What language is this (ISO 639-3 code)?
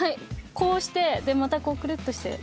jpn